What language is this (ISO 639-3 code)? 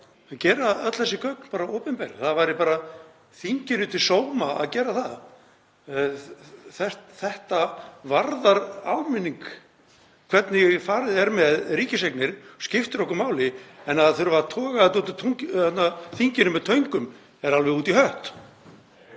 isl